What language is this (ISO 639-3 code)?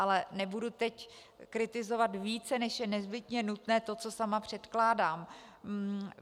ces